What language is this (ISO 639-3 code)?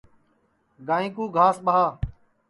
ssi